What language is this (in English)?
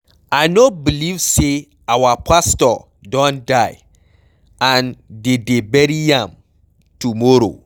Nigerian Pidgin